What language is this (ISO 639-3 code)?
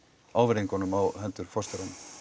isl